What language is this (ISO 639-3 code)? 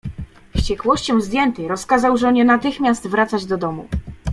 pol